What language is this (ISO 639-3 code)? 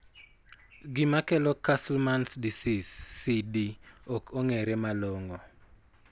luo